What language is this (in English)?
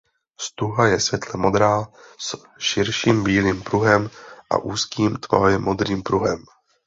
Czech